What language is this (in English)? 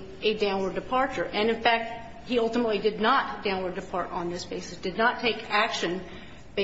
English